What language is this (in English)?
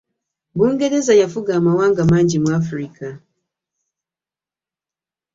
Ganda